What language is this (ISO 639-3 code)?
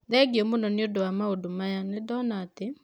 kik